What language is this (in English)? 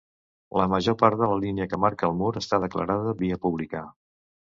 Catalan